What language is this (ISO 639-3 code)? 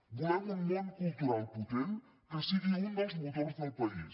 cat